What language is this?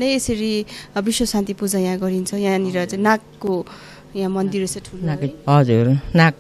Romanian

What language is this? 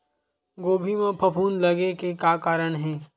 Chhattisgarhi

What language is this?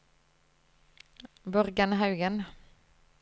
Norwegian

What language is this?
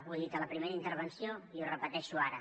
Catalan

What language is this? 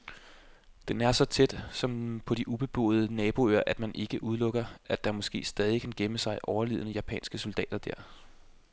Danish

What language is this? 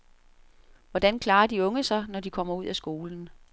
Danish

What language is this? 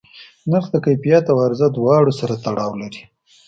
Pashto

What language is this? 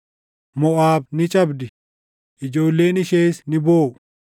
Oromo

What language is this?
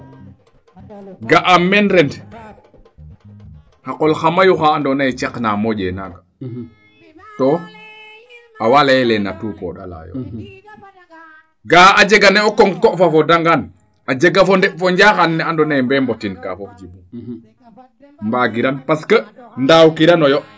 Serer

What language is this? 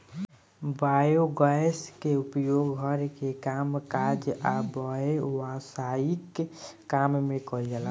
Bhojpuri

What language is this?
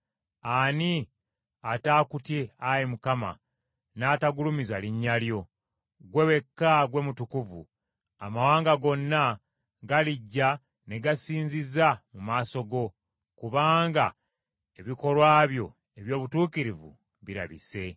Ganda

